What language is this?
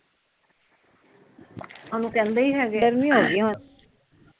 Punjabi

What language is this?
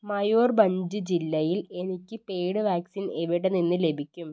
Malayalam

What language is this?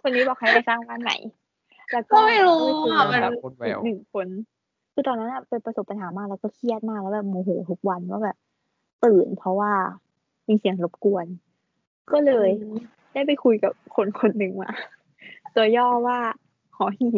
Thai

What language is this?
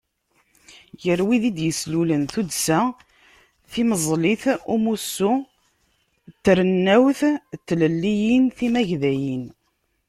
Kabyle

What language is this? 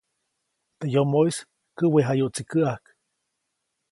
Copainalá Zoque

